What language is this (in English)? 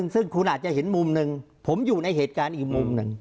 Thai